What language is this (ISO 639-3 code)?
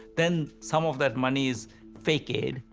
eng